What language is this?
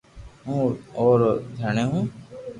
Loarki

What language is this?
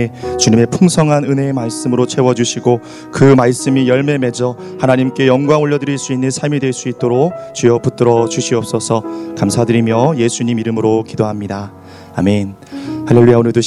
Korean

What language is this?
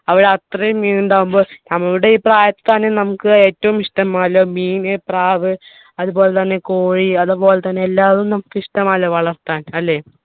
Malayalam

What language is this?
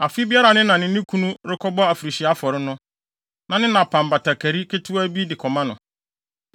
Akan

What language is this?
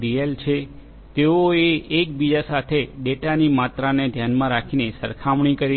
Gujarati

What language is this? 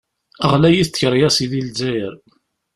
Kabyle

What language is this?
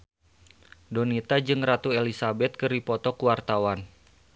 Sundanese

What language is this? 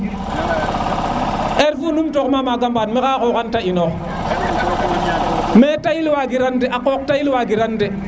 Serer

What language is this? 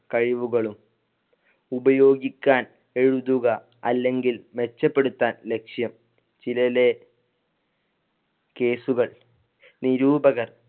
Malayalam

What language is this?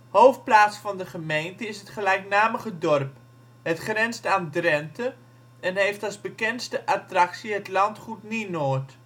Dutch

